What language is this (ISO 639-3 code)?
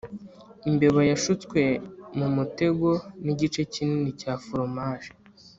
kin